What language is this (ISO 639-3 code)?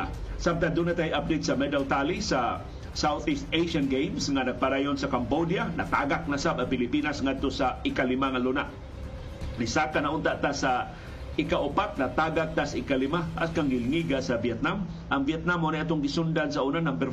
fil